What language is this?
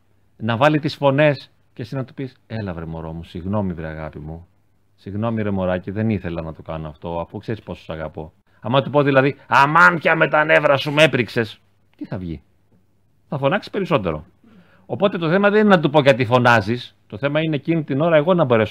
Greek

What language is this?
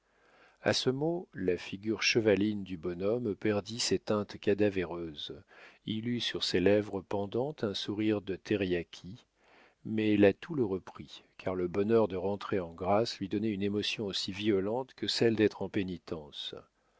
French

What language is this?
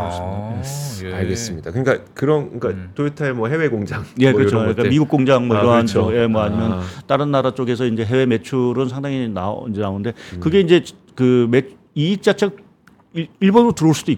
Korean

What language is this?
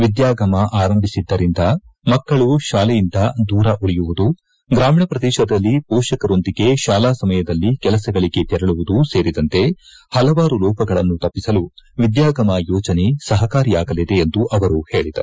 Kannada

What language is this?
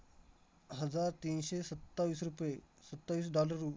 Marathi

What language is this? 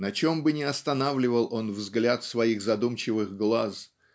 Russian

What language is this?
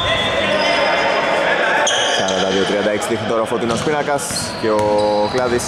Greek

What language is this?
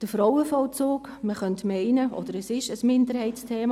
Swiss German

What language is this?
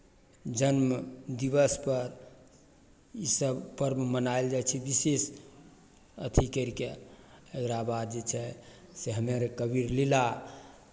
Maithili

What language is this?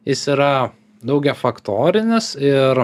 Lithuanian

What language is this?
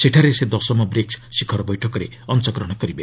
Odia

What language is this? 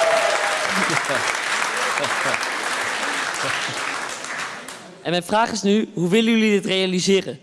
Dutch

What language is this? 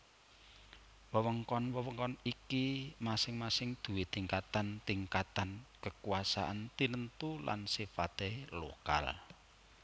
Javanese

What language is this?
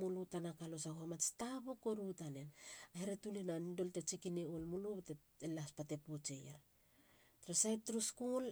Halia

